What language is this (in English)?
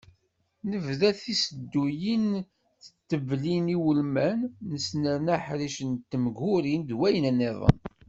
Kabyle